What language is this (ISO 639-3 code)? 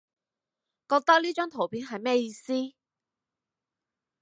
yue